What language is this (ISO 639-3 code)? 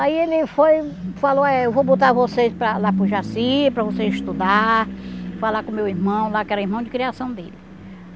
por